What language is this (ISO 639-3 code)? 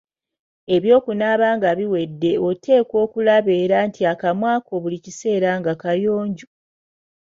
lug